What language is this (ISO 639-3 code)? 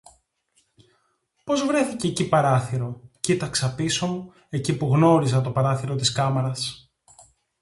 ell